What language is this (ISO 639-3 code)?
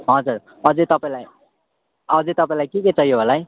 nep